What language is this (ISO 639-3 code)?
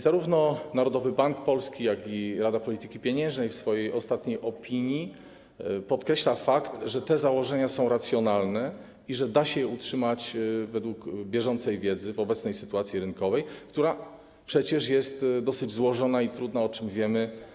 pol